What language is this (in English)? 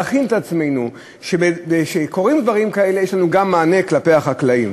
Hebrew